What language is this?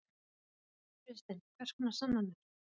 Icelandic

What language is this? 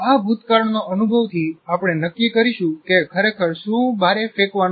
Gujarati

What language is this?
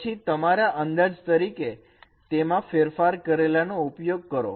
Gujarati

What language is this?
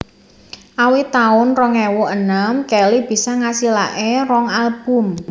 Javanese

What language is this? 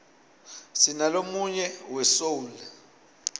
Swati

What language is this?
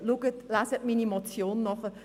Swiss German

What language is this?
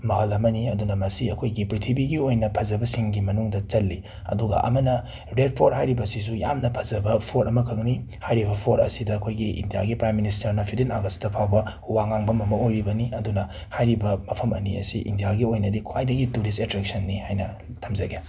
Manipuri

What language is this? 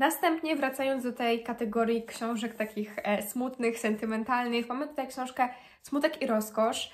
Polish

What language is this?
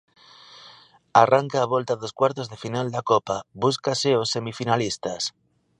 Galician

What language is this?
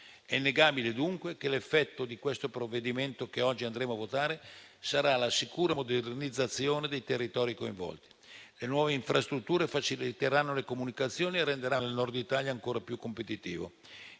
Italian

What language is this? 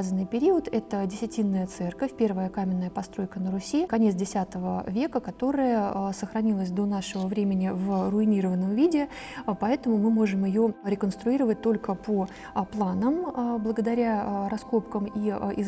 Russian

